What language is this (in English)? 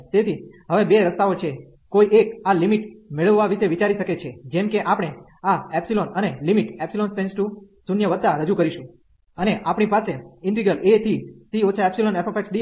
Gujarati